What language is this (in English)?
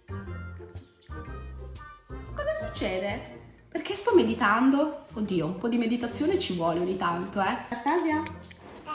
Italian